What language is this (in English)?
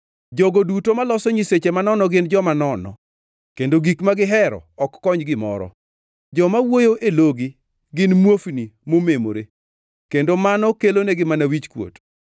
Luo (Kenya and Tanzania)